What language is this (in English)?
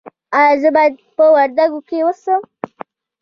Pashto